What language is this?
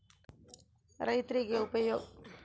Kannada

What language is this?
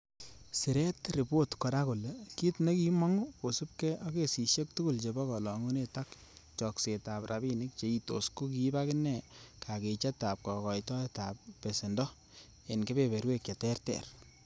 Kalenjin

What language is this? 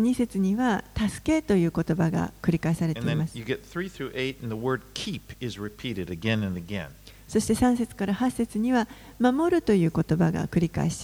Japanese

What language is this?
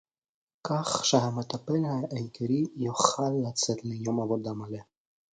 Hebrew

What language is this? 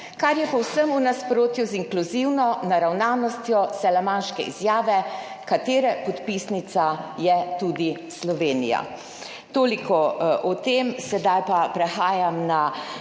Slovenian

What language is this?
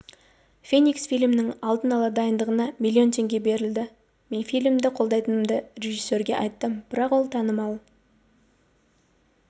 Kazakh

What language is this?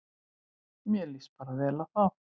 Icelandic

